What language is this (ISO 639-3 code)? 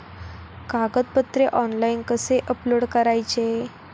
mar